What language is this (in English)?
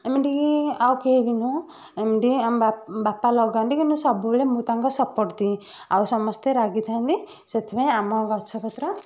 Odia